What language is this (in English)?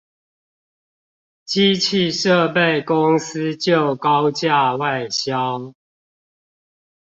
Chinese